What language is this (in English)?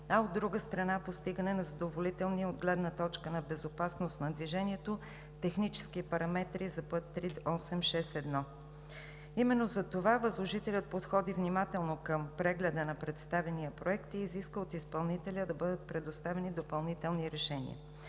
Bulgarian